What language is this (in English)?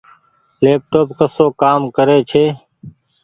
Goaria